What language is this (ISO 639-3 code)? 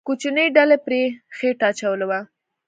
pus